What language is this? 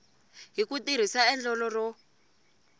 Tsonga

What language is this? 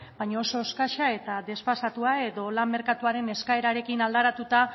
Basque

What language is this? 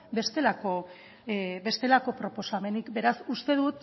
Basque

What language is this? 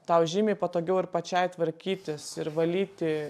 Lithuanian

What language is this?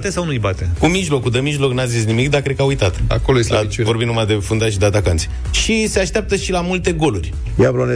Romanian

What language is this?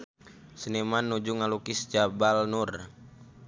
Sundanese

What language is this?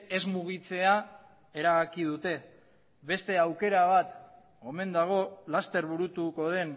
Basque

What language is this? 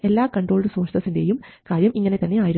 Malayalam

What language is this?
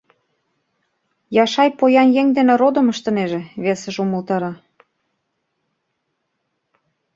Mari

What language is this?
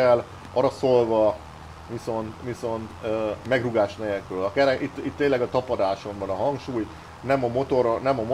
Hungarian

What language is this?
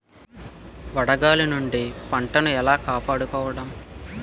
Telugu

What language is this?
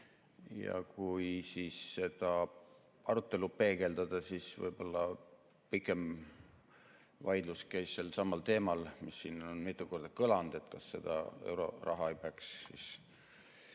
Estonian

